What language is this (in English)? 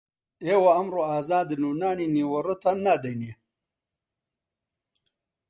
Central Kurdish